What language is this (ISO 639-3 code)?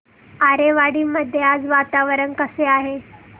mar